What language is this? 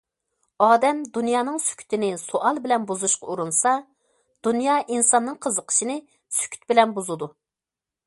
Uyghur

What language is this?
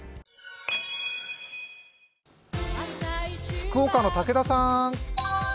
Japanese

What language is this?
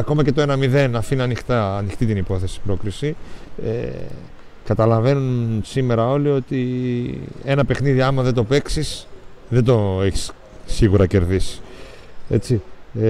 Greek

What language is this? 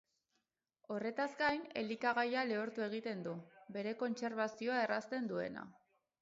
Basque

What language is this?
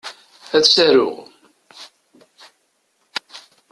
Kabyle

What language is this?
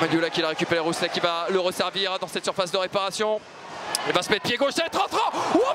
French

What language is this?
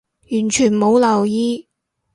Cantonese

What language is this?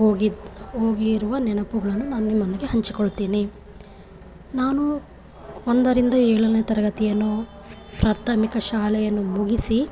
Kannada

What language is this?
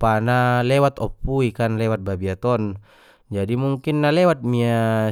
Batak Mandailing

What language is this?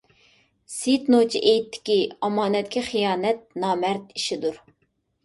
Uyghur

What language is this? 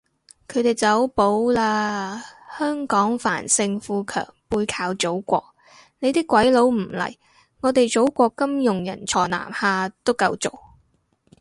Cantonese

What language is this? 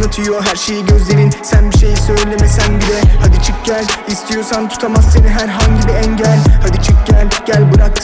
Turkish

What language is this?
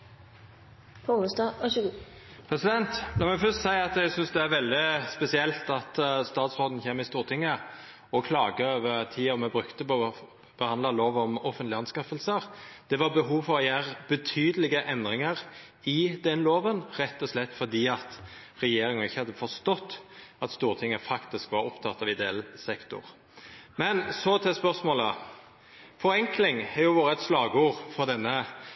Norwegian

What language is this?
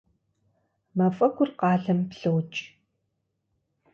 Kabardian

